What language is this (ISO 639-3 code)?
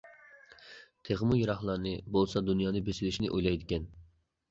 uig